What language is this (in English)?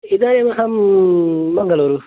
Sanskrit